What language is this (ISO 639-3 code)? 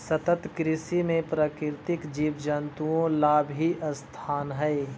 mag